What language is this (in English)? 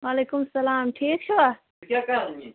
Kashmiri